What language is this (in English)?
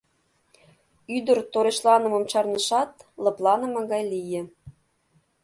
Mari